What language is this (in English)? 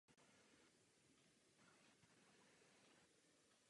Czech